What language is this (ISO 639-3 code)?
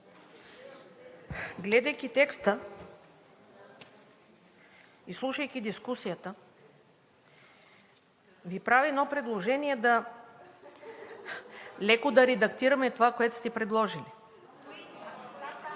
bul